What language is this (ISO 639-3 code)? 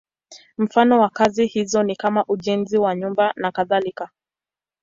swa